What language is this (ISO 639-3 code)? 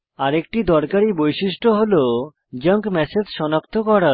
ben